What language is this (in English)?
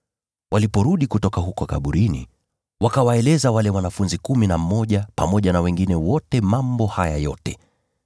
Swahili